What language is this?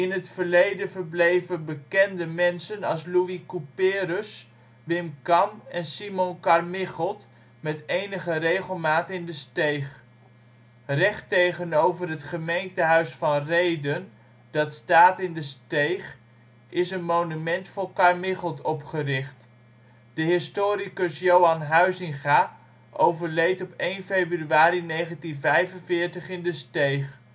Dutch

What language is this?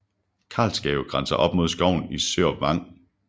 Danish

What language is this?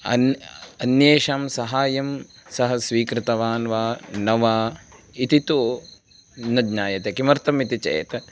Sanskrit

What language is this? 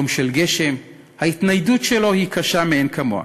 Hebrew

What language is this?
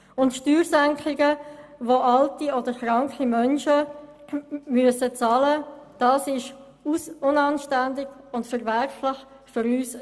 Swiss German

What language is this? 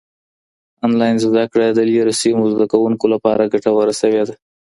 Pashto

